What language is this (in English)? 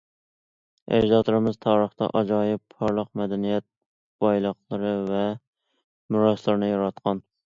Uyghur